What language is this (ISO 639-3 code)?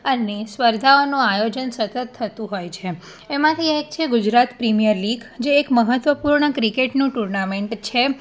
guj